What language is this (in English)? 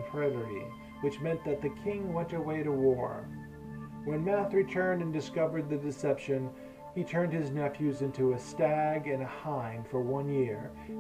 English